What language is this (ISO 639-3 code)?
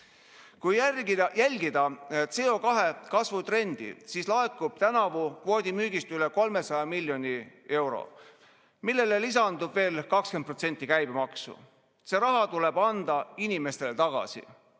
est